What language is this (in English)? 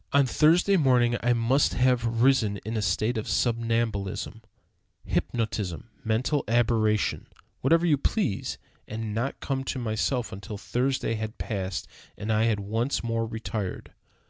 English